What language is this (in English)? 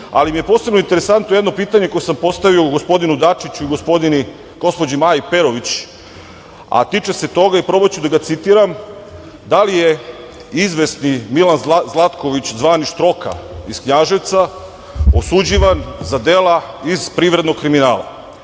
Serbian